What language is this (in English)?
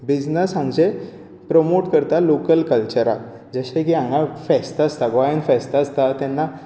Konkani